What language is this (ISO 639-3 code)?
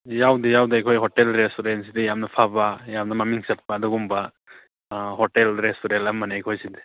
mni